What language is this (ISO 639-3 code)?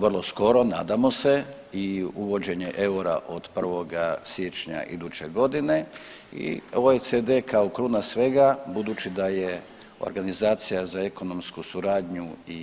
hrv